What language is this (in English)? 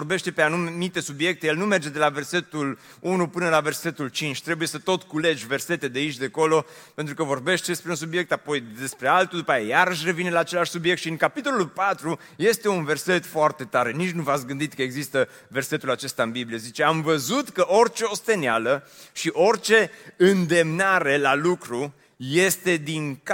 Romanian